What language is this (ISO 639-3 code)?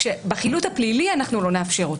heb